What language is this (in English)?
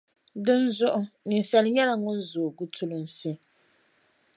Dagbani